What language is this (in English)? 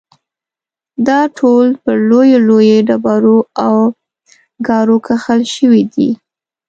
Pashto